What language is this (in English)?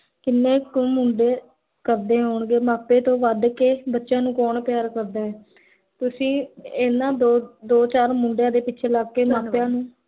Punjabi